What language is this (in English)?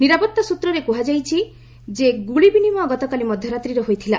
Odia